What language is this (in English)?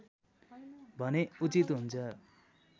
Nepali